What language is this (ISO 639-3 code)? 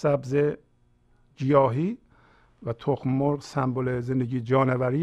fas